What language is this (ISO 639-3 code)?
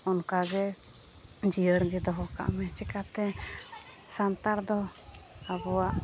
sat